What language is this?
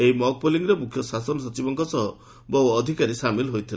Odia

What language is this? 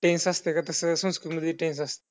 Marathi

